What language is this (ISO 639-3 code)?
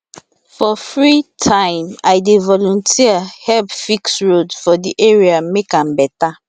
pcm